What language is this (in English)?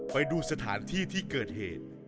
Thai